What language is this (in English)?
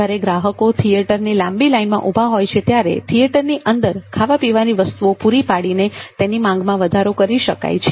Gujarati